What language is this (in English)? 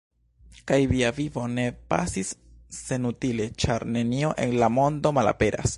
Esperanto